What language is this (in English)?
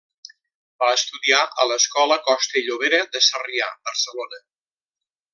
Catalan